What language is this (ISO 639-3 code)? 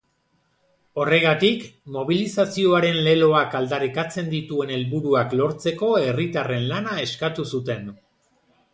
eus